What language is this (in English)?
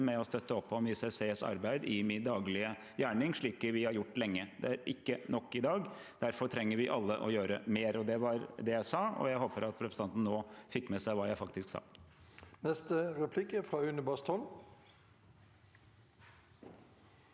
Norwegian